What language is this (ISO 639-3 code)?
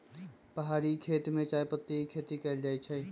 mag